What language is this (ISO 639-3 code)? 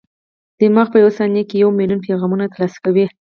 pus